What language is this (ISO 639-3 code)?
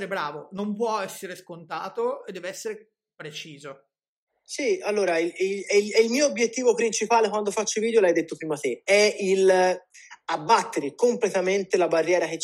ita